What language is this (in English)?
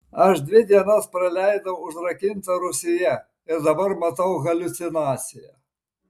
Lithuanian